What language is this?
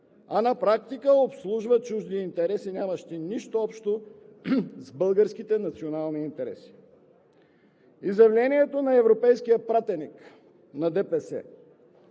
Bulgarian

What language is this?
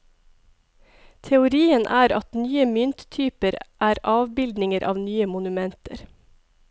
Norwegian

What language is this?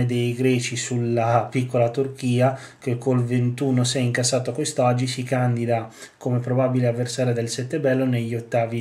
Italian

